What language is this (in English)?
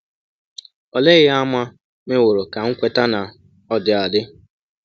Igbo